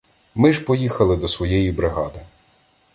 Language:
Ukrainian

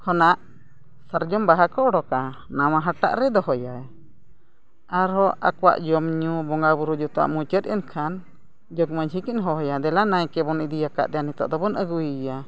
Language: Santali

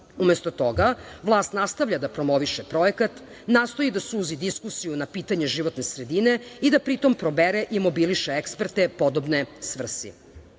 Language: Serbian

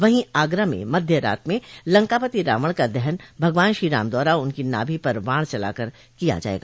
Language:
Hindi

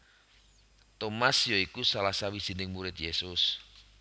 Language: Javanese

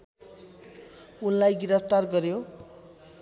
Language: Nepali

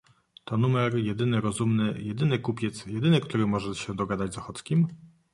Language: Polish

